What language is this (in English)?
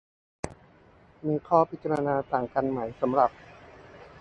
Thai